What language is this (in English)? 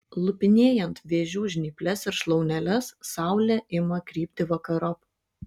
Lithuanian